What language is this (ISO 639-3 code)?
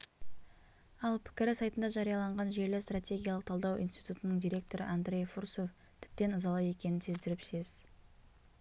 kaz